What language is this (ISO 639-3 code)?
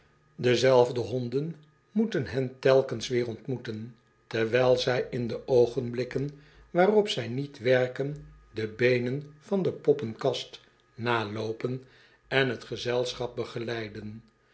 nld